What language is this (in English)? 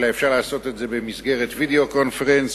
Hebrew